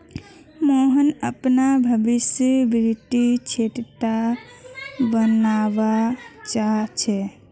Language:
Magahi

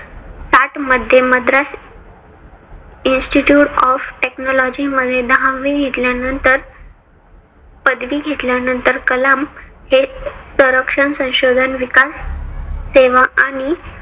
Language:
Marathi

